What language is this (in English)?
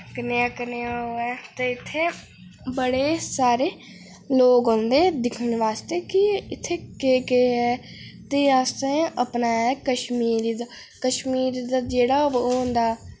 Dogri